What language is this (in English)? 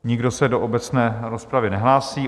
Czech